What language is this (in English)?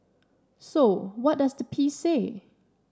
English